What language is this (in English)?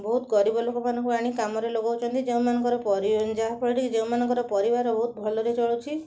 Odia